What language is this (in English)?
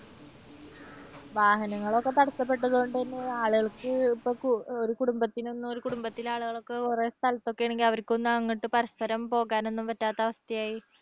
Malayalam